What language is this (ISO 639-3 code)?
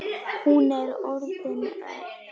isl